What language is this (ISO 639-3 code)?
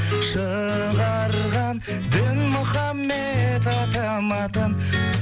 kaz